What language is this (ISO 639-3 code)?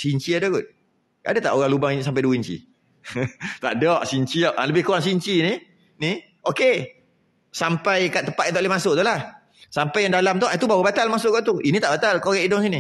msa